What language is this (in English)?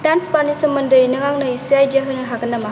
Bodo